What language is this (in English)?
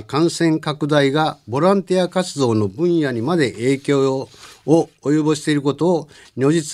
Japanese